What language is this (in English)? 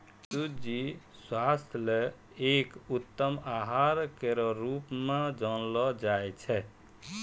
Maithili